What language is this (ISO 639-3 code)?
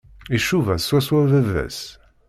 kab